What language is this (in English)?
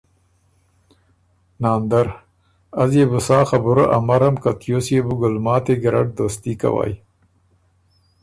Ormuri